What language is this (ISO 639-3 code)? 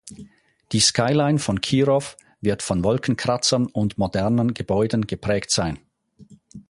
deu